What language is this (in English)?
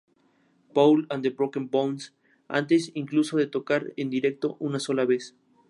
Spanish